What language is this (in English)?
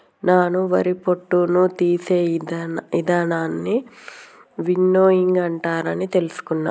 Telugu